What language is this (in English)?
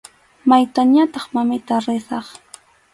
Arequipa-La Unión Quechua